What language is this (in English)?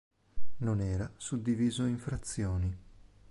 Italian